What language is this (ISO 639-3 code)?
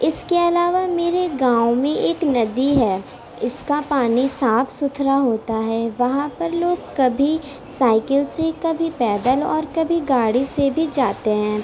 urd